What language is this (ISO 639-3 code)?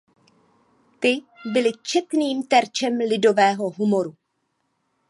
ces